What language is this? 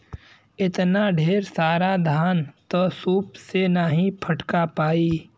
Bhojpuri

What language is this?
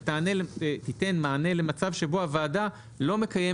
Hebrew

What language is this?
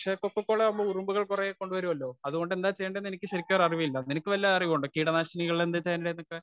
Malayalam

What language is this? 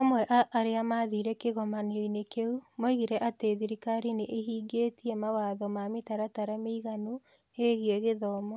Kikuyu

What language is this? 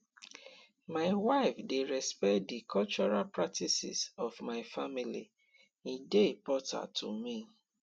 Nigerian Pidgin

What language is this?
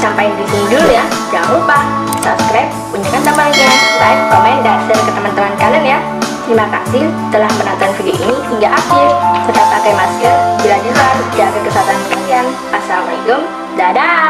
Indonesian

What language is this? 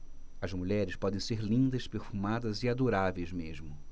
Portuguese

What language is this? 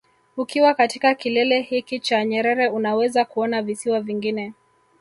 Swahili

